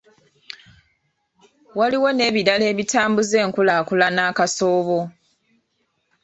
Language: Ganda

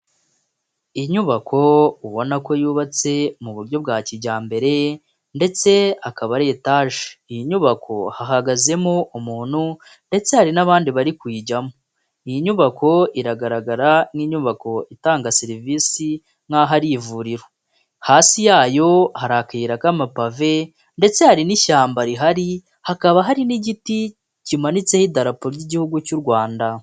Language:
Kinyarwanda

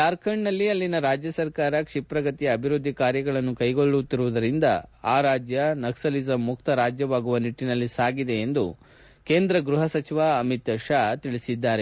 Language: Kannada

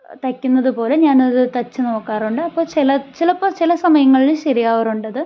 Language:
Malayalam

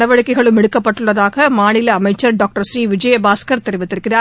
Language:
Tamil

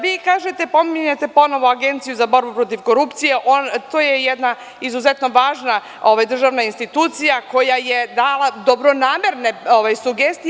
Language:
Serbian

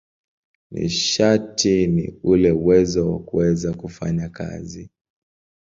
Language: Swahili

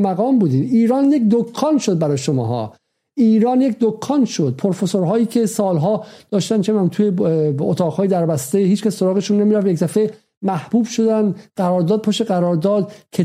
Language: Persian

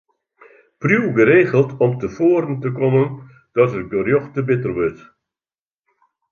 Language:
Western Frisian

